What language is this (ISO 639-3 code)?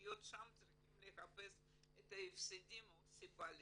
heb